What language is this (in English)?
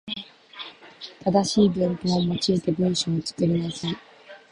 Japanese